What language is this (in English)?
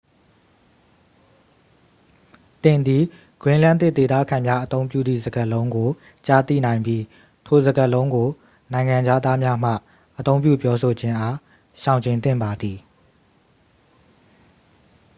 Burmese